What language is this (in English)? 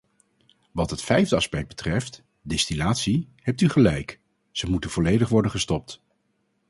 Dutch